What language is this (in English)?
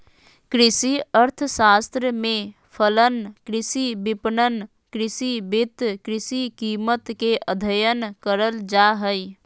Magahi